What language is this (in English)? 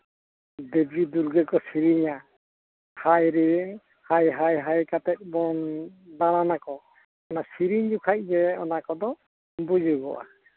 Santali